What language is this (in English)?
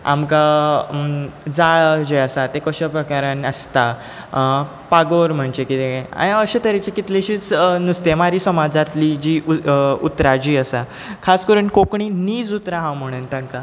Konkani